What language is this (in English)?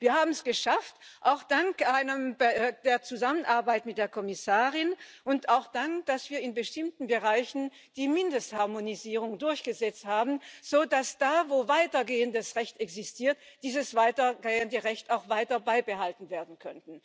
German